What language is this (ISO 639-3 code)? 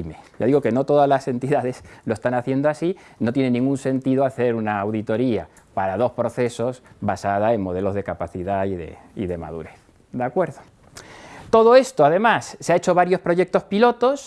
spa